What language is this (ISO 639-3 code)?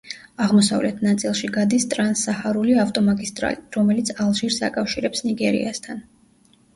kat